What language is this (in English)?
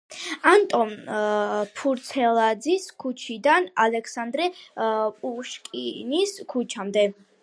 Georgian